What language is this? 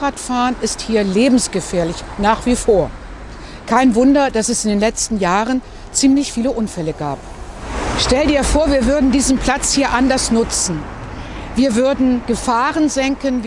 German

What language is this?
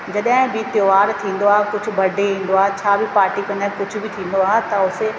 Sindhi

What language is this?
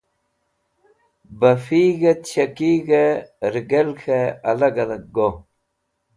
Wakhi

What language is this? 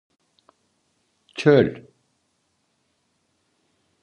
Turkish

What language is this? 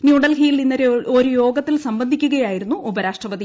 Malayalam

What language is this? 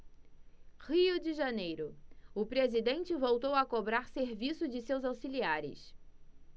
Portuguese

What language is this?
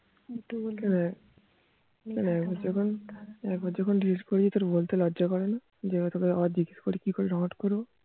Bangla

